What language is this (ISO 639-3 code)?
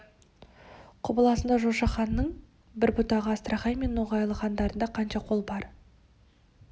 kaz